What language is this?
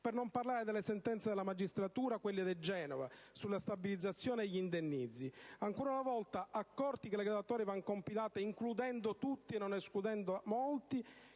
Italian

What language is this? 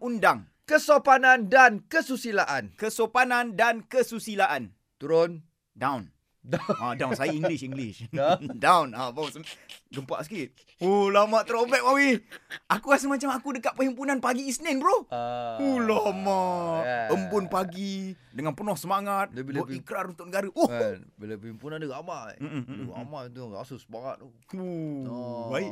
Malay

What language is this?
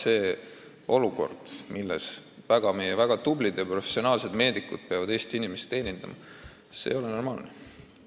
Estonian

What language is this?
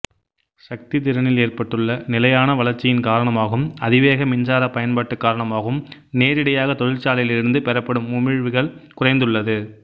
Tamil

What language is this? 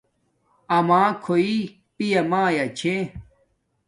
Domaaki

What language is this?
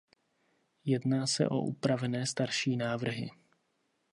Czech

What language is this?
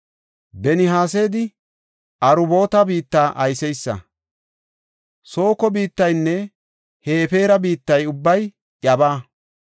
Gofa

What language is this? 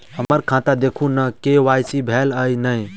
Maithili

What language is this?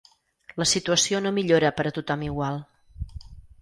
Catalan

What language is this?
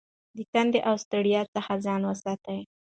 Pashto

